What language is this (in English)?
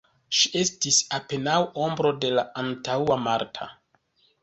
Esperanto